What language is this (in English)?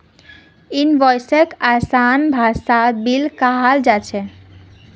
Magahi